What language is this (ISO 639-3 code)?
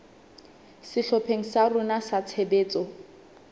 sot